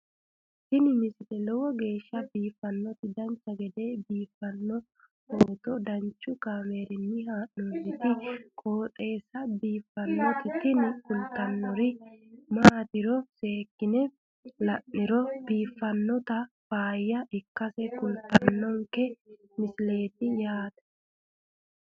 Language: Sidamo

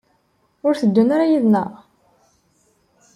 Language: Kabyle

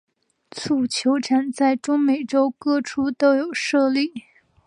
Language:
Chinese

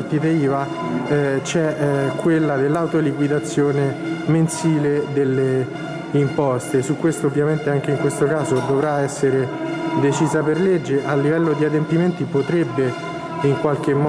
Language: Italian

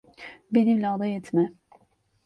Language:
Turkish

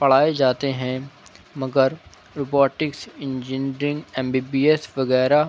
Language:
Urdu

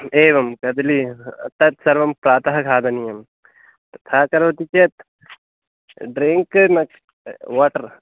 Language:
Sanskrit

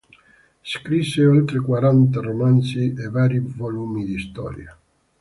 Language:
Italian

